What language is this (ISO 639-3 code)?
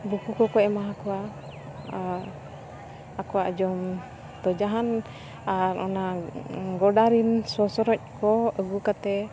sat